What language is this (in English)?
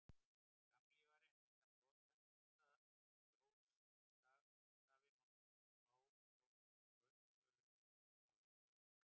Icelandic